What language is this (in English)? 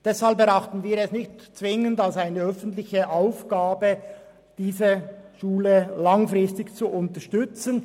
Swiss German